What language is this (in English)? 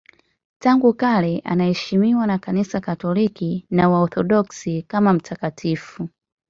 Swahili